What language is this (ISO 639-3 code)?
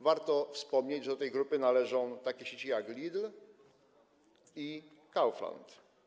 pol